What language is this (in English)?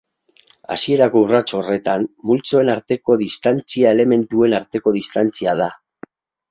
Basque